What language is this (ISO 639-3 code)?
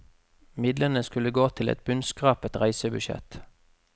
nor